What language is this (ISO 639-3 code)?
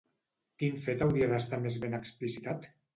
cat